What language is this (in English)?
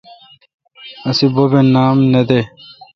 Kalkoti